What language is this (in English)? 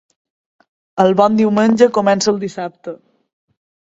Catalan